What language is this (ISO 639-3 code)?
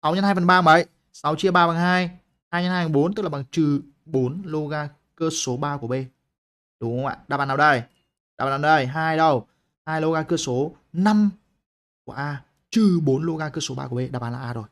vie